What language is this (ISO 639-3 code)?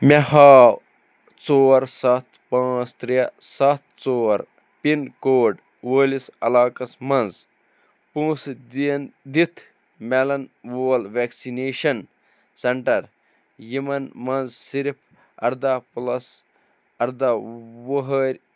kas